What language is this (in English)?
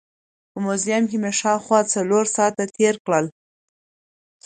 Pashto